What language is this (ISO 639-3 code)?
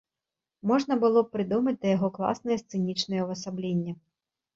bel